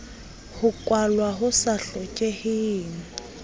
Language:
Southern Sotho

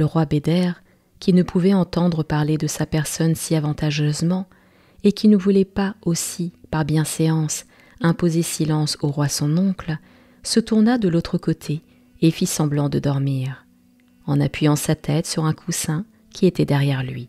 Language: French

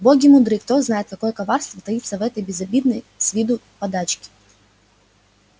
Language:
Russian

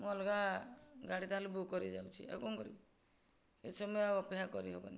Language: Odia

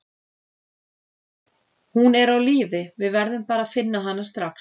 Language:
Icelandic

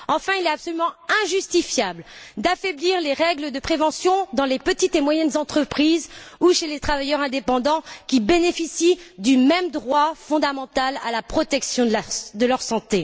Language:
French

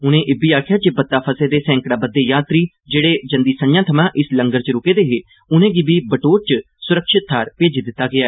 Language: Dogri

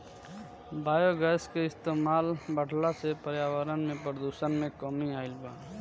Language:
Bhojpuri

